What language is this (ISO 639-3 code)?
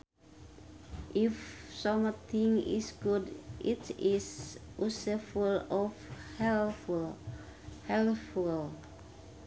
sun